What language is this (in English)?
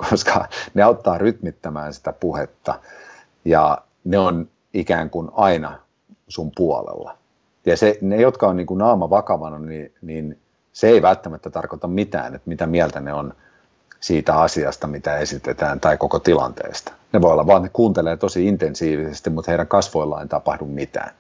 Finnish